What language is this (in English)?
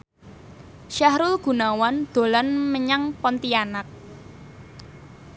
Javanese